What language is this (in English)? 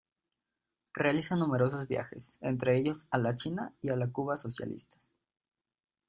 Spanish